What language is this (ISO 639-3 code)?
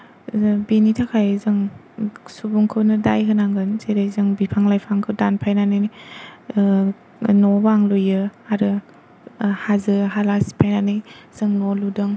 brx